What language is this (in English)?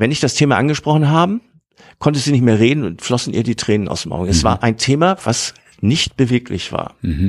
German